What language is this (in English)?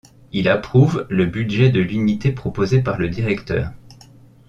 French